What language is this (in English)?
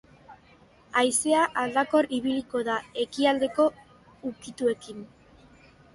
Basque